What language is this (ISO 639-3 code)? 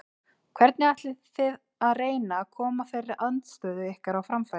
isl